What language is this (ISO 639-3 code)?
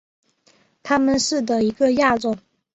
zho